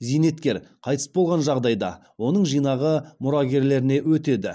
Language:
Kazakh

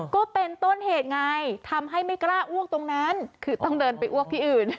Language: Thai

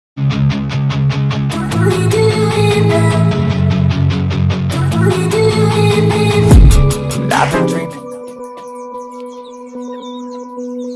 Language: English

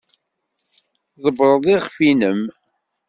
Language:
Kabyle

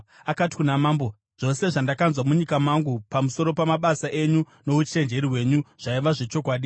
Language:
Shona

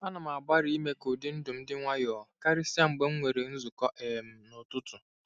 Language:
Igbo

